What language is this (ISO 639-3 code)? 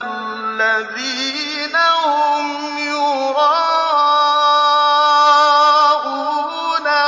ara